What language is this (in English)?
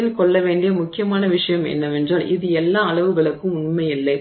Tamil